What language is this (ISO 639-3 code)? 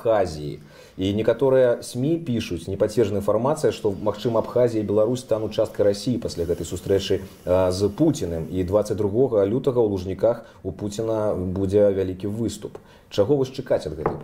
rus